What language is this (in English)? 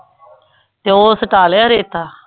Punjabi